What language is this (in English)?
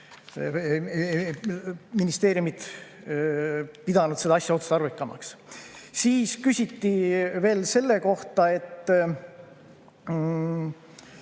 Estonian